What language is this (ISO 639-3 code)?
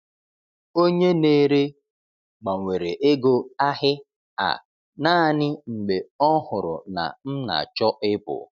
ibo